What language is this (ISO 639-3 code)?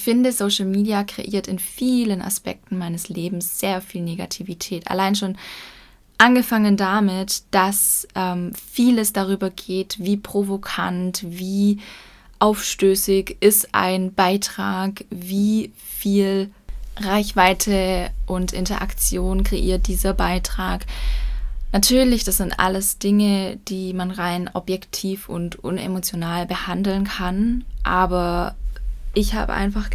deu